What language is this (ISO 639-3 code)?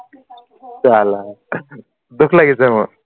asm